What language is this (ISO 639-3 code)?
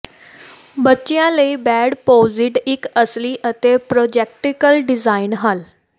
pan